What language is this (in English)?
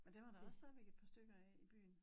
Danish